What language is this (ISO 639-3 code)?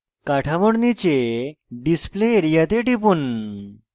ben